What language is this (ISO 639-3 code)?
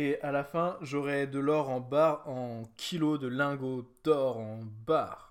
fra